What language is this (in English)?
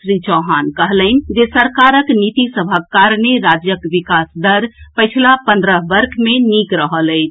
Maithili